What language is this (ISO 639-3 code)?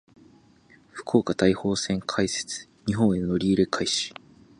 jpn